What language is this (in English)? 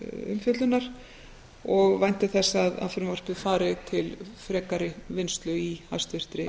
Icelandic